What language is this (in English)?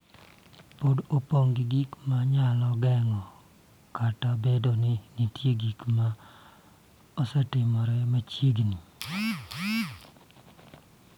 Luo (Kenya and Tanzania)